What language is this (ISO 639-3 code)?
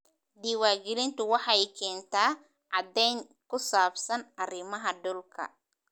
som